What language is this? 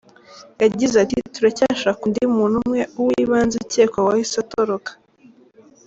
Kinyarwanda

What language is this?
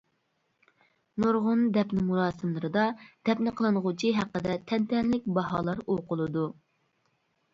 Uyghur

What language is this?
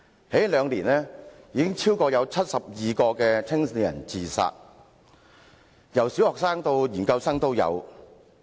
Cantonese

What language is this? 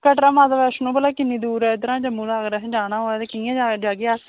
Dogri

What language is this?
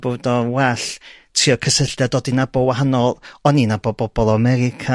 Welsh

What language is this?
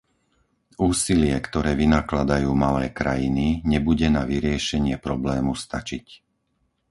Slovak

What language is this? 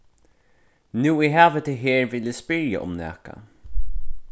Faroese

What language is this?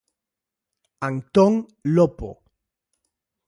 Galician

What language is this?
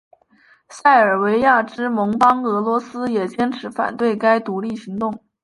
Chinese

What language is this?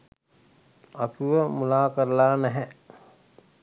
Sinhala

